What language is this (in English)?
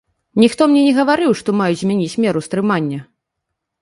Belarusian